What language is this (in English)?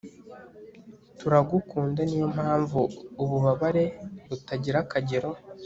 Kinyarwanda